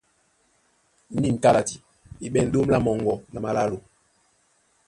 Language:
Duala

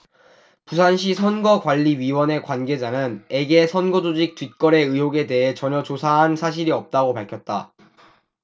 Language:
Korean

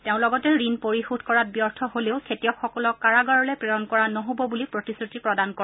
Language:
Assamese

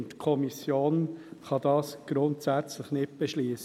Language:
Swiss German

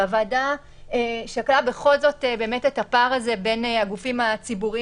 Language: Hebrew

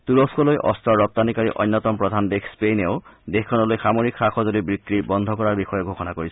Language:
Assamese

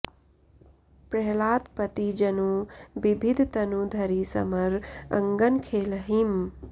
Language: Sanskrit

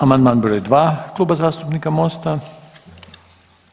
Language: Croatian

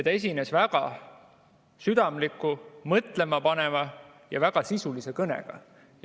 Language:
Estonian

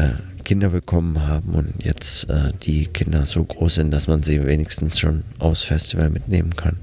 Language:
German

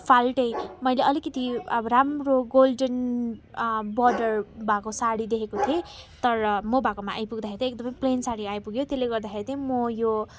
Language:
Nepali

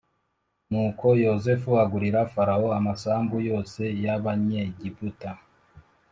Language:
Kinyarwanda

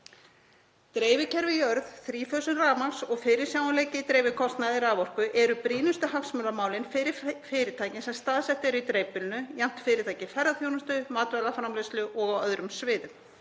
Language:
Icelandic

